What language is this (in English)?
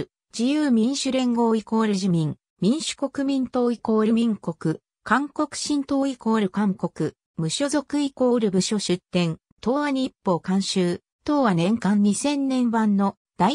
Japanese